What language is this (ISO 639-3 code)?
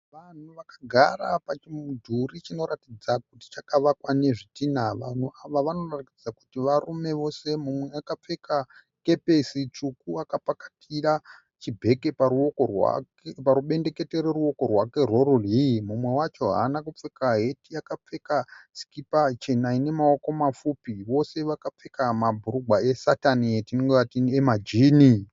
sna